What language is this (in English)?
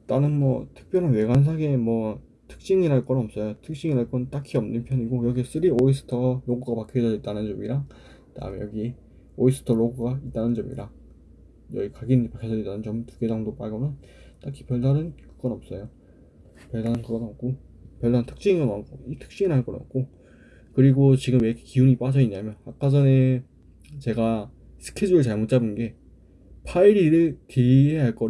Korean